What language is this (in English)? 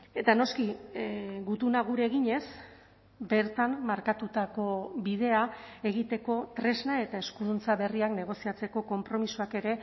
Basque